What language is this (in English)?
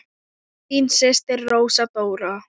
Icelandic